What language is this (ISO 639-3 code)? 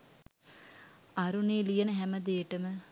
sin